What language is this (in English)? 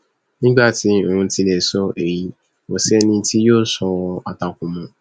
Yoruba